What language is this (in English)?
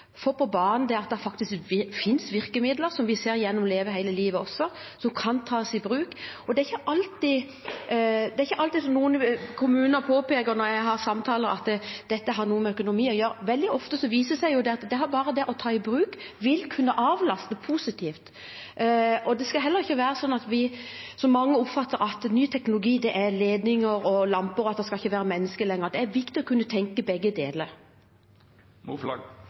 Norwegian